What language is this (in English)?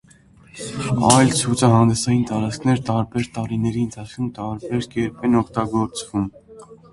Armenian